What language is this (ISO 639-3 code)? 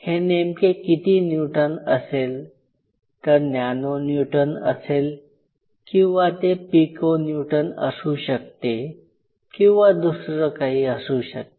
mar